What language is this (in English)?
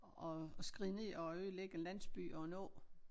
Danish